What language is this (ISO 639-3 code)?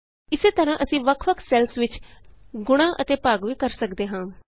pan